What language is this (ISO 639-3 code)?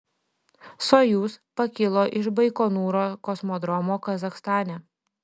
lit